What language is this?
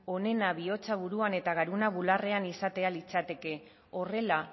Basque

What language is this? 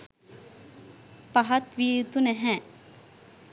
Sinhala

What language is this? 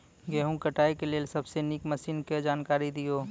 Maithili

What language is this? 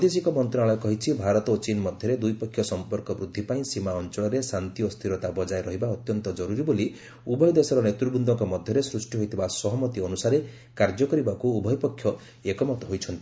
Odia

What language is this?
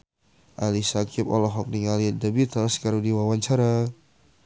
Sundanese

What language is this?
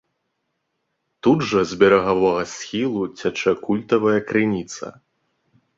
Belarusian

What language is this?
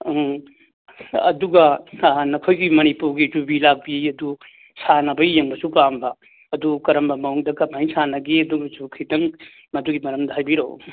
Manipuri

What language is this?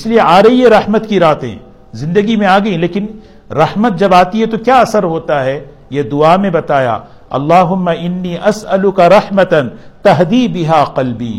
Urdu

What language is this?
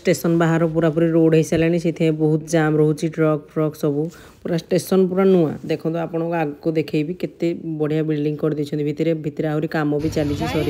Hindi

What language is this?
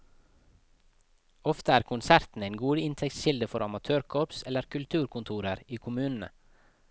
Norwegian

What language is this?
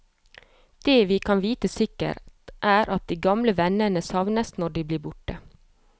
Norwegian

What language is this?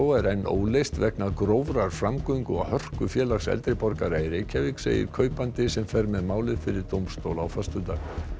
Icelandic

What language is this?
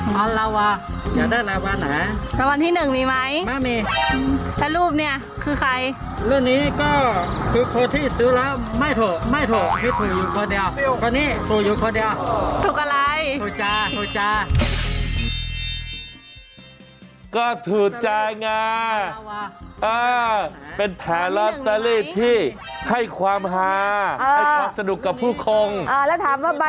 Thai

